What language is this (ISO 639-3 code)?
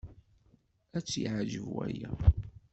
kab